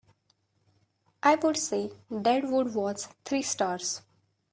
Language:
English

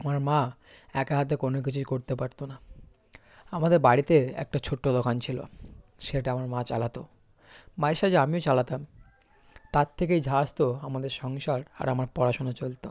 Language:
Bangla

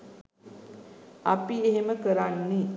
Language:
Sinhala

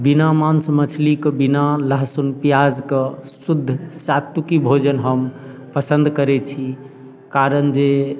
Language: Maithili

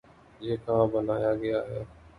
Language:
Urdu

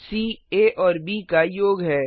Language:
Hindi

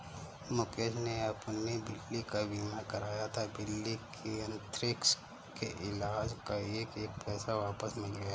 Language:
Hindi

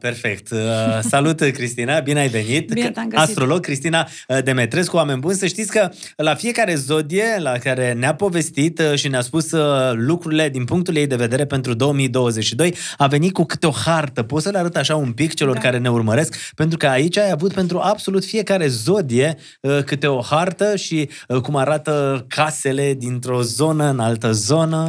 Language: Romanian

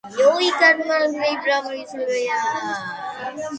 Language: Georgian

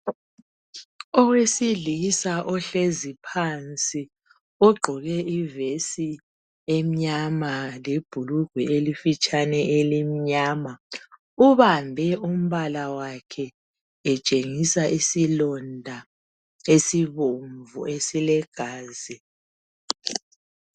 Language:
North Ndebele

